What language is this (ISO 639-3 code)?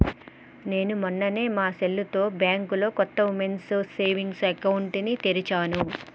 tel